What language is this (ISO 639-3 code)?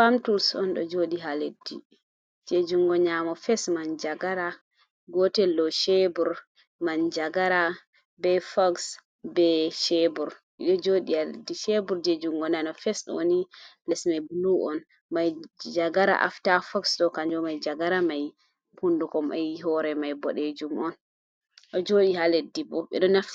ful